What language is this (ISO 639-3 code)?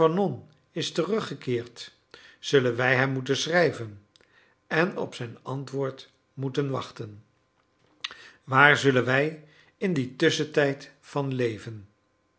nld